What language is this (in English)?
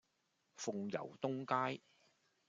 Cantonese